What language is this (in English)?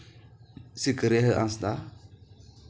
Santali